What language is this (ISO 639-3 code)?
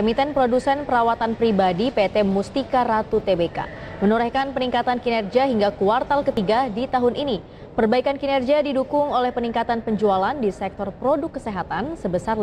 ind